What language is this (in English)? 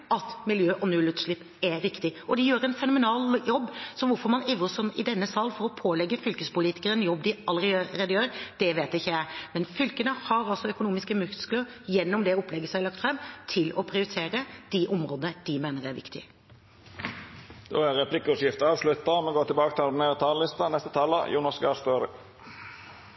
Norwegian